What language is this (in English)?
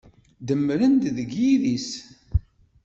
Kabyle